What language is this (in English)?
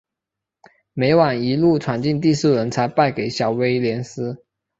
Chinese